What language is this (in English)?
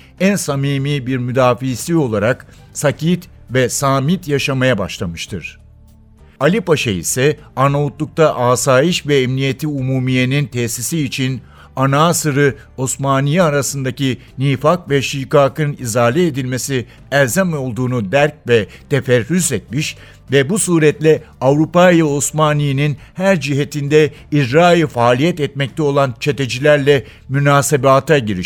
Turkish